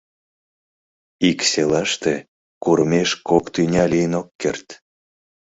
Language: Mari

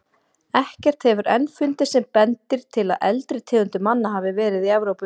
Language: Icelandic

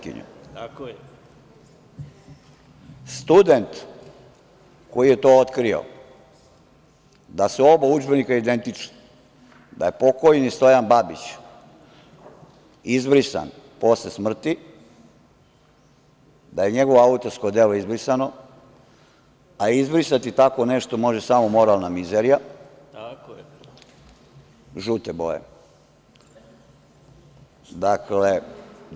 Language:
Serbian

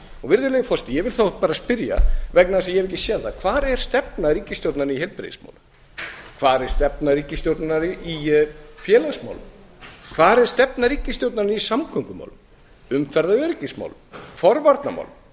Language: Icelandic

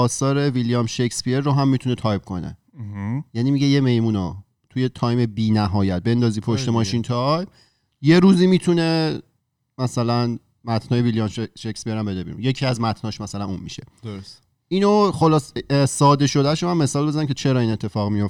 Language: Persian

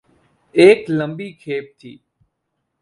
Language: Urdu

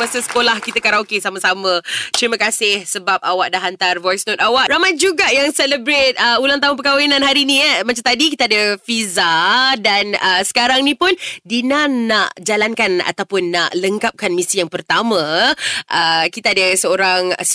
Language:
Malay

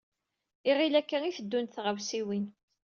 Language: Kabyle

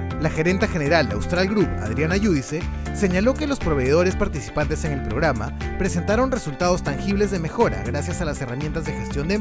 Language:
Spanish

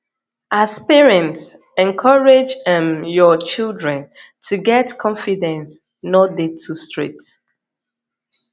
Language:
Nigerian Pidgin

